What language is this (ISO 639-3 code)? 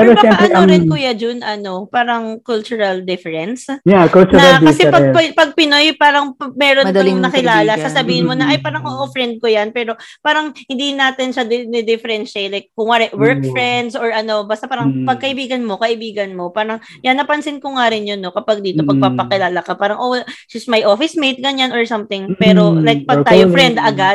fil